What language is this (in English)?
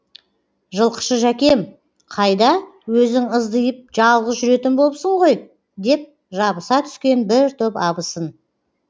Kazakh